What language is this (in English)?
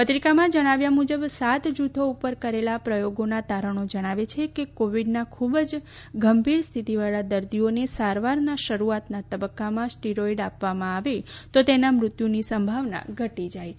Gujarati